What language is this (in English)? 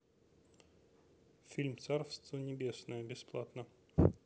Russian